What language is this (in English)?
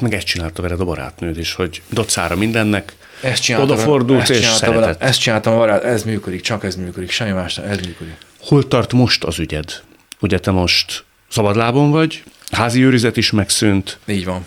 Hungarian